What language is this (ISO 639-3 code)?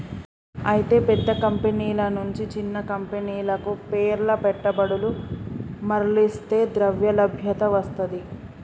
tel